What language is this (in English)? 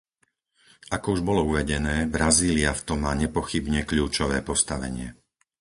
Slovak